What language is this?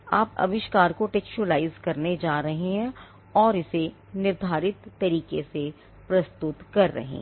Hindi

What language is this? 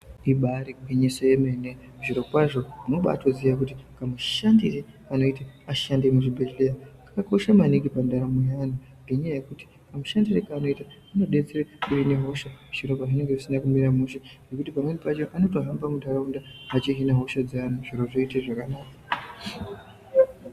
Ndau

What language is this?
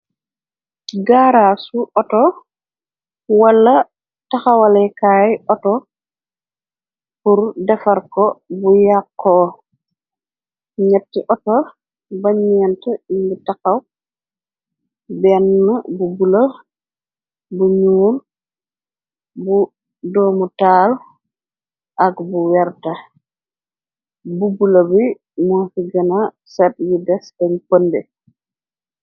Wolof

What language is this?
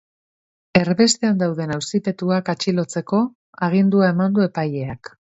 Basque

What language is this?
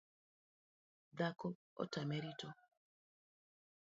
Luo (Kenya and Tanzania)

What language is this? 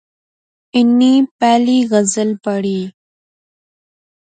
Pahari-Potwari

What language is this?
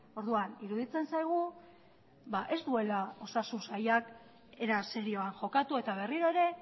Basque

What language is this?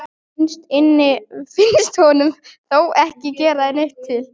Icelandic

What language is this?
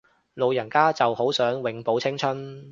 Cantonese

